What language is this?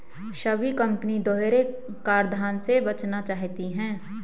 Hindi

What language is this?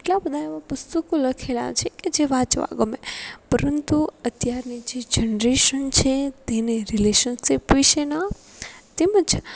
Gujarati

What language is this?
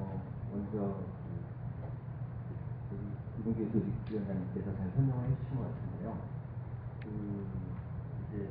Korean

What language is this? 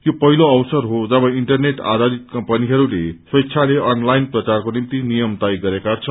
Nepali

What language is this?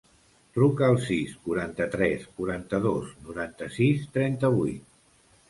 Catalan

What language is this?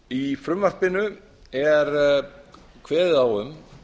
Icelandic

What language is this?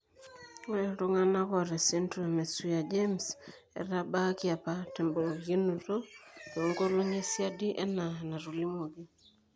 Masai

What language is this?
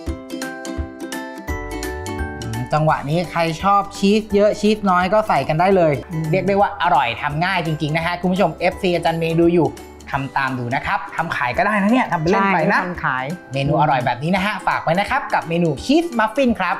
Thai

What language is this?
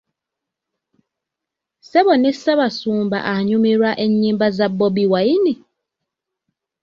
Ganda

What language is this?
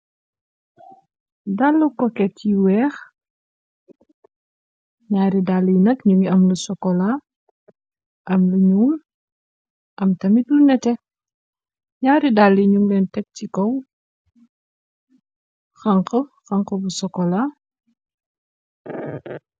Wolof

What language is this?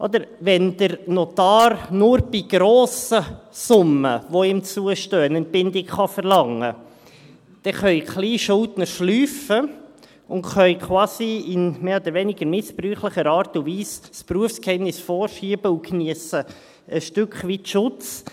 Swiss German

